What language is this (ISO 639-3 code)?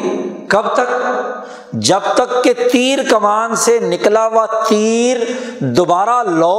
urd